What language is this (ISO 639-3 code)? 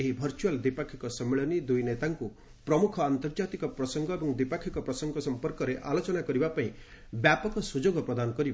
ori